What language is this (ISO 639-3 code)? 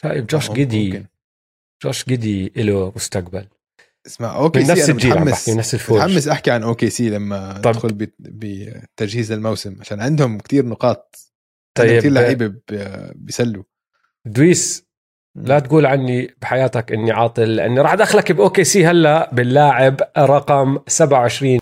ara